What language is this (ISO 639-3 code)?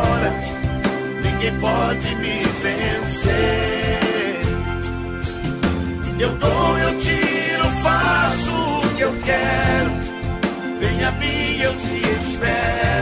por